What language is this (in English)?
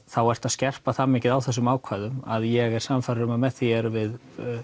Icelandic